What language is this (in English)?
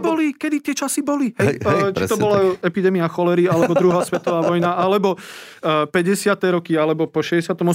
Slovak